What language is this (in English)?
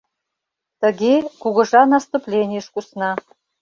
Mari